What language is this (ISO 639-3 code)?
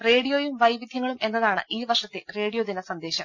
mal